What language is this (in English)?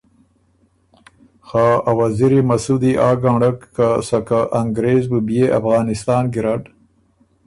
Ormuri